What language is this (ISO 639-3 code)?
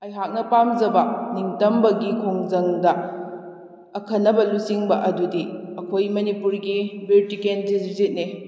mni